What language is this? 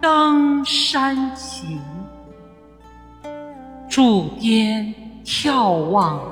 Chinese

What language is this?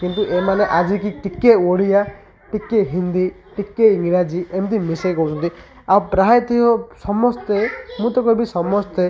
Odia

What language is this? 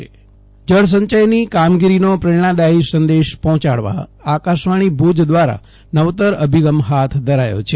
Gujarati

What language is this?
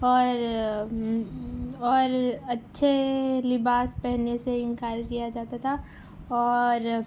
Urdu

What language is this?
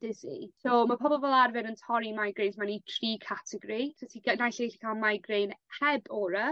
Welsh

